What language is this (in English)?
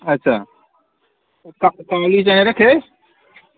Dogri